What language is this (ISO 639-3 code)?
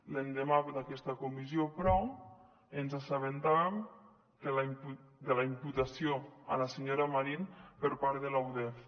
cat